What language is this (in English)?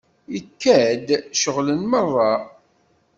Kabyle